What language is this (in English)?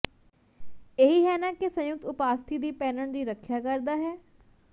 Punjabi